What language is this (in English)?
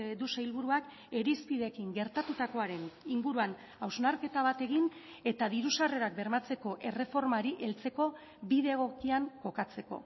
Basque